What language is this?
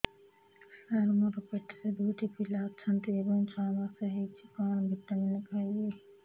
Odia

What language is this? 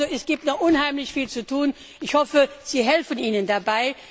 German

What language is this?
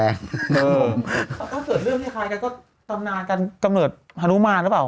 Thai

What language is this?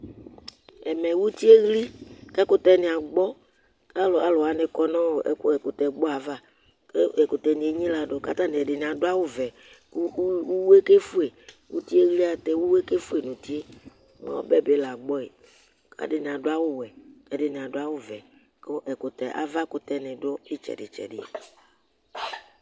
Ikposo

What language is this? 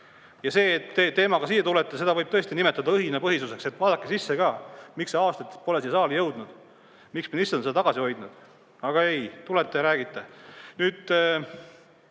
Estonian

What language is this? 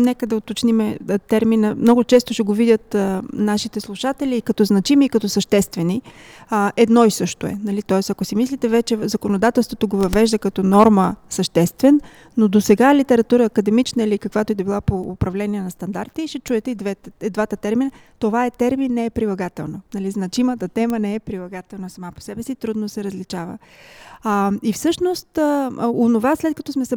Bulgarian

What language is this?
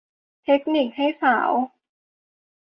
Thai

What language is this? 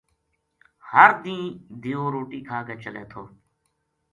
Gujari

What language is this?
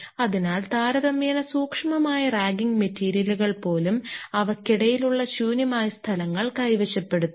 Malayalam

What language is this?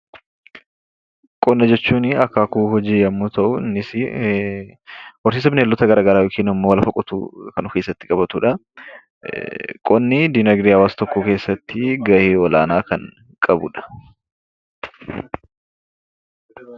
Oromo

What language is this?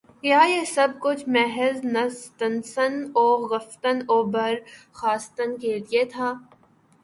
Urdu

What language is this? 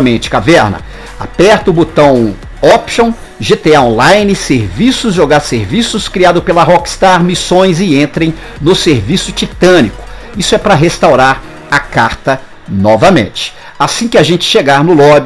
Portuguese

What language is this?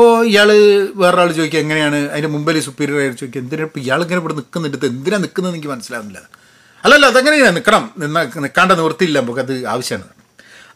Malayalam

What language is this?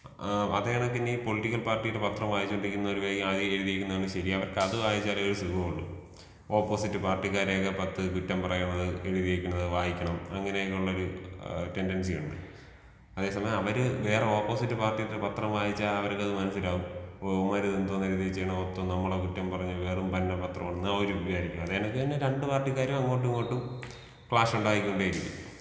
Malayalam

